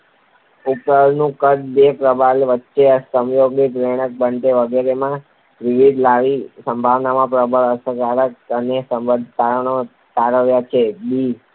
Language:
Gujarati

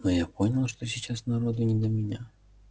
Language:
Russian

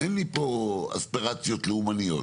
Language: Hebrew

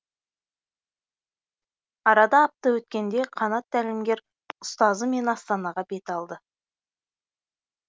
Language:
Kazakh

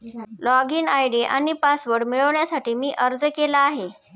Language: Marathi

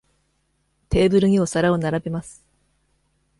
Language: Japanese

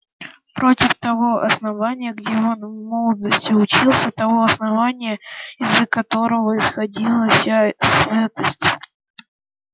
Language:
Russian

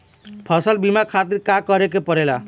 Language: Bhojpuri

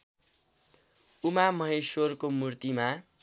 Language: Nepali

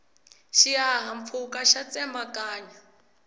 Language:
Tsonga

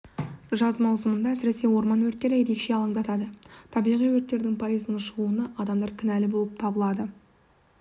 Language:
Kazakh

